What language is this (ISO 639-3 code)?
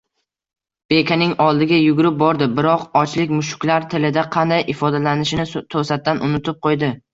uzb